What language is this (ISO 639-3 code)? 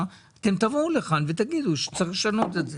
heb